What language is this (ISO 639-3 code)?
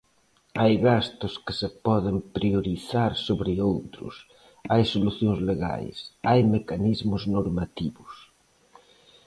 glg